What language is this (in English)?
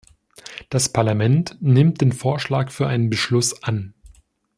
German